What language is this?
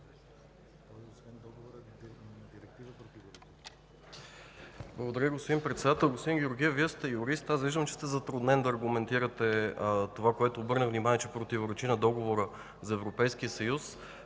Bulgarian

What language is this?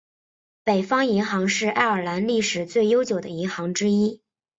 Chinese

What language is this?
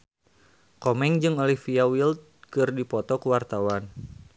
Sundanese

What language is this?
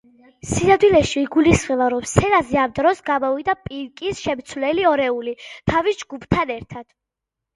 Georgian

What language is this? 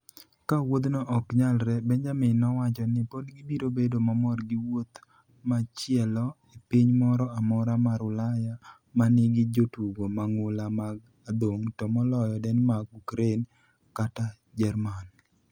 Luo (Kenya and Tanzania)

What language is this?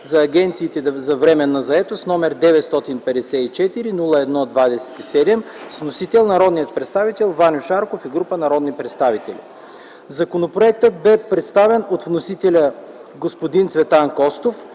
Bulgarian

